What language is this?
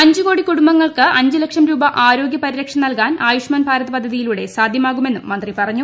Malayalam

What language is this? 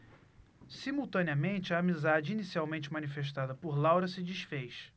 Portuguese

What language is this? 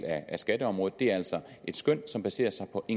Danish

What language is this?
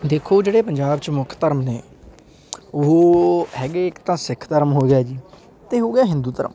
Punjabi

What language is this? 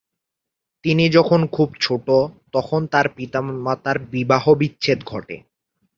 Bangla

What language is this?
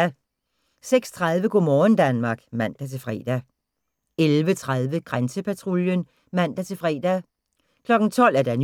Danish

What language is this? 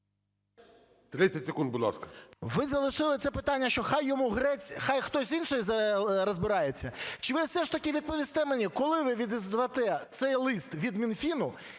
Ukrainian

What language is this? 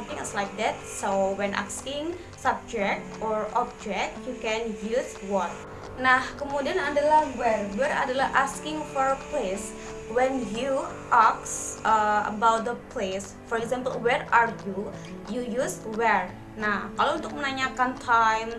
Indonesian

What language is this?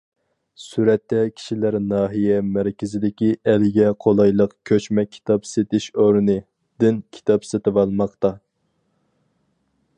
Uyghur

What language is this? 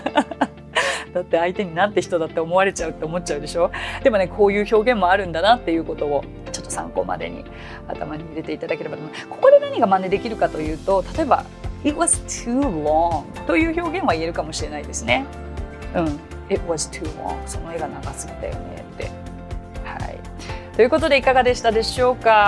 Japanese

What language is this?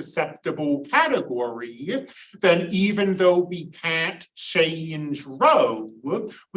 English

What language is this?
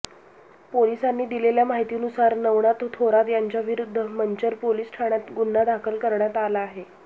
Marathi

